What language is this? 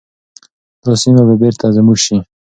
Pashto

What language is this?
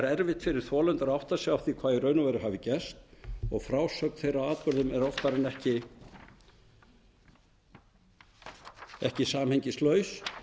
Icelandic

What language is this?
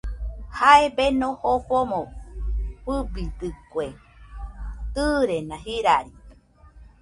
Nüpode Huitoto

